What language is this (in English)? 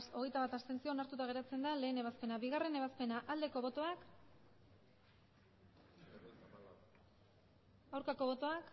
Basque